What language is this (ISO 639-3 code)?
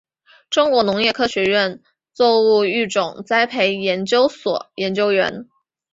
zho